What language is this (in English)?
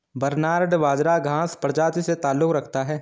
Hindi